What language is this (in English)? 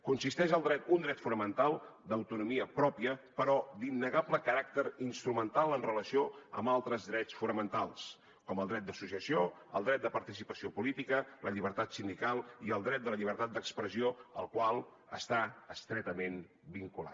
Catalan